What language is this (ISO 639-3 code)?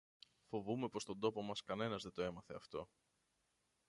ell